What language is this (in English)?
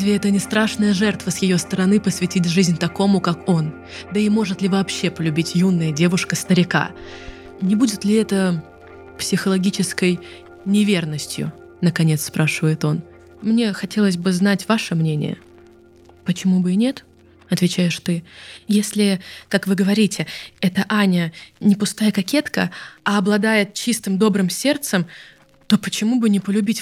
Russian